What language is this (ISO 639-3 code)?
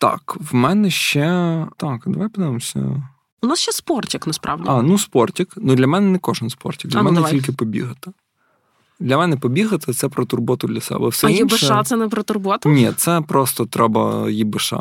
ukr